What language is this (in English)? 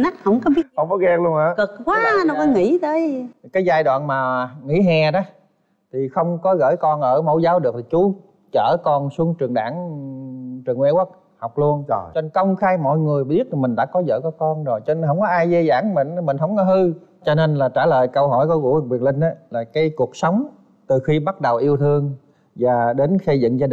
Vietnamese